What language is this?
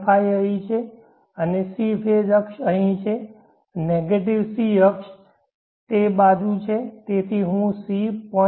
Gujarati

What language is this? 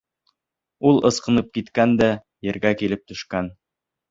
Bashkir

